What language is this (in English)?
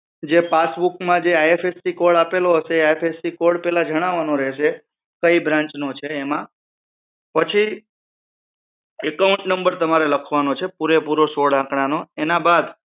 Gujarati